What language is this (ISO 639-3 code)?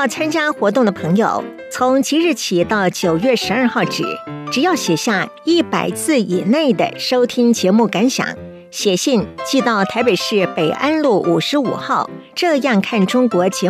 zho